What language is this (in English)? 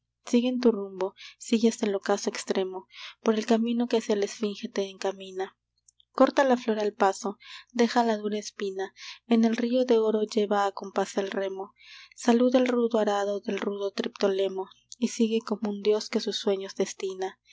Spanish